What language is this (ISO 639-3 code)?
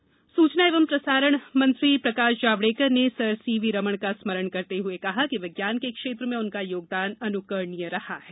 hin